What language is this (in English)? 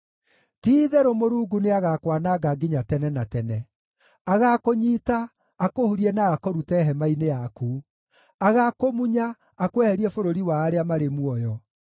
Kikuyu